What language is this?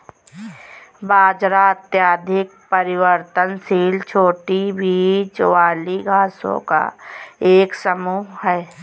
Hindi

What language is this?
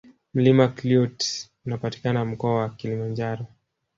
Swahili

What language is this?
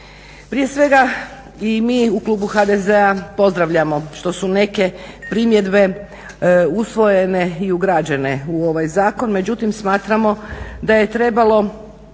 Croatian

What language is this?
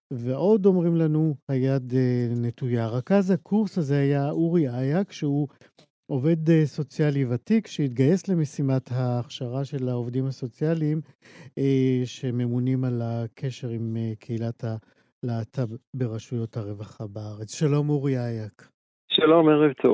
Hebrew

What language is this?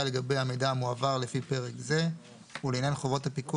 Hebrew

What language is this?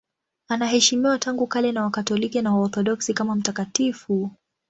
Swahili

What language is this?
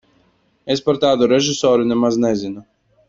Latvian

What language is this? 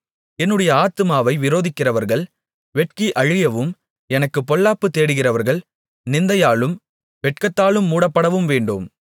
Tamil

